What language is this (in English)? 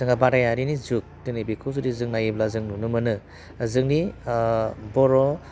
Bodo